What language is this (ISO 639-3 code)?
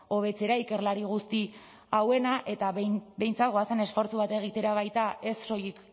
eus